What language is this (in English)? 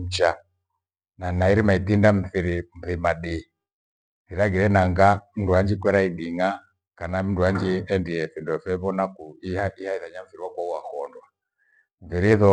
Gweno